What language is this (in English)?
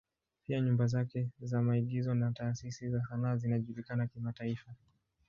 Swahili